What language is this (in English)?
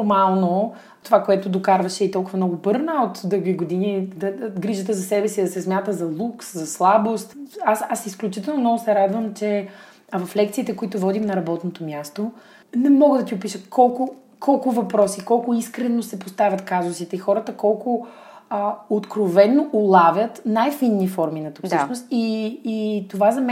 Bulgarian